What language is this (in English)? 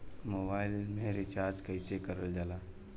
Bhojpuri